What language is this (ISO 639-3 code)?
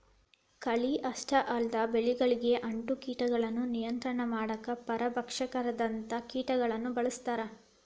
kan